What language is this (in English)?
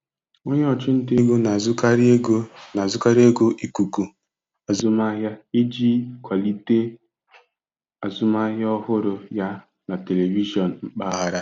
Igbo